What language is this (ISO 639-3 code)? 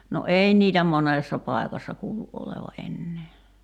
fin